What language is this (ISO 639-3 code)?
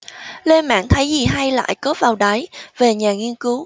vie